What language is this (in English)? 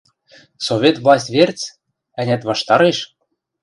Western Mari